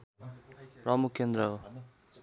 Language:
Nepali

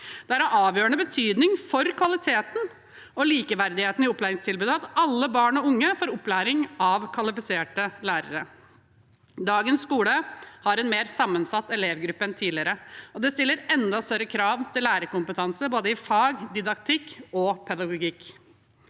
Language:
Norwegian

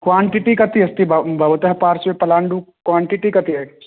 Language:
Sanskrit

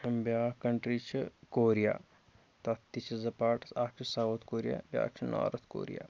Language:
Kashmiri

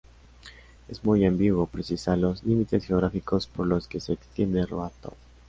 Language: Spanish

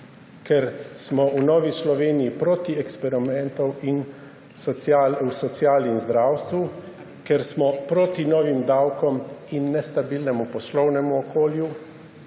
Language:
Slovenian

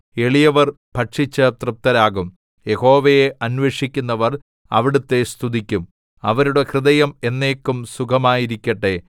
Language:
Malayalam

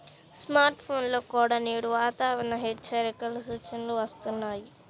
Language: Telugu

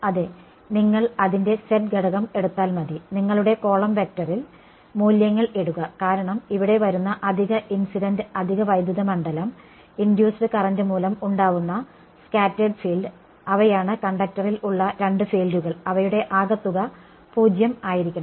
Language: Malayalam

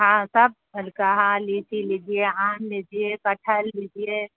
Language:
Urdu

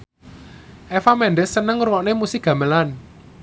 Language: Javanese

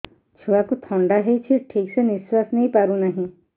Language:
Odia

